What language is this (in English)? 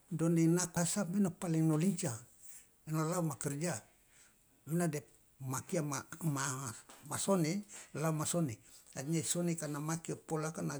Loloda